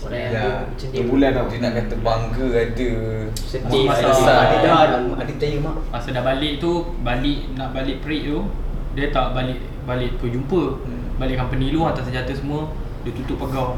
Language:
Malay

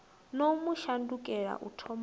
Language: Venda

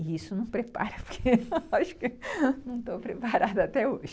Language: Portuguese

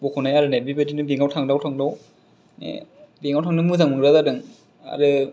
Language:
Bodo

